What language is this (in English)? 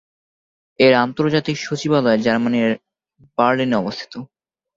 Bangla